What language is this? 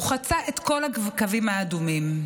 Hebrew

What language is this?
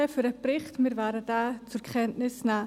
Swiss German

